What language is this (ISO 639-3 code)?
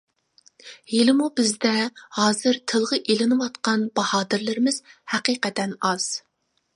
uig